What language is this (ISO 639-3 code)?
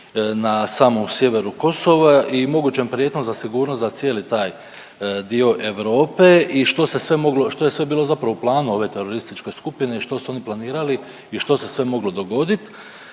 hrv